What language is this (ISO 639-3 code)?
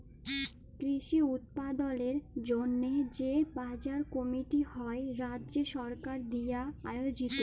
ben